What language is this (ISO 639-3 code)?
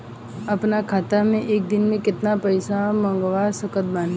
bho